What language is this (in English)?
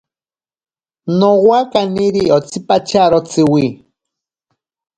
Ashéninka Perené